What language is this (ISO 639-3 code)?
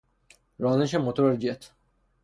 fas